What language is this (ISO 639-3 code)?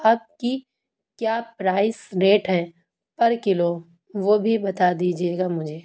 urd